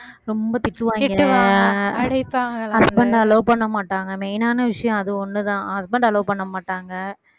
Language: Tamil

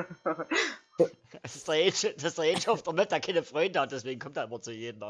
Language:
German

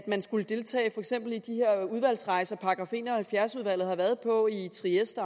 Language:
Danish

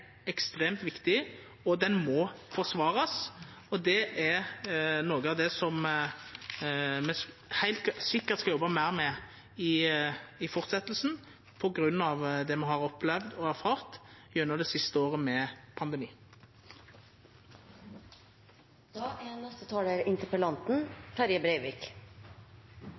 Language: Norwegian Nynorsk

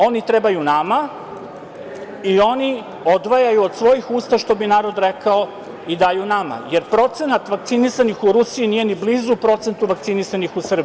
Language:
Serbian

